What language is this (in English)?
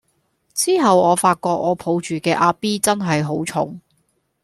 Cantonese